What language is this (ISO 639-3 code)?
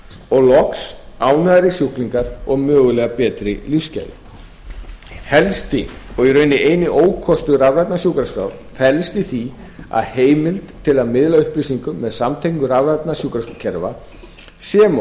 isl